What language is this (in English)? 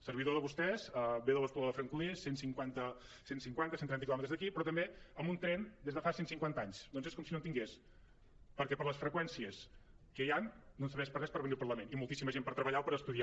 Catalan